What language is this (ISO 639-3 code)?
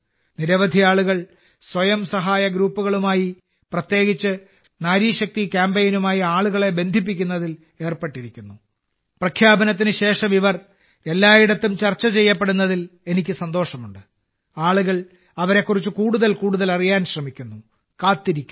mal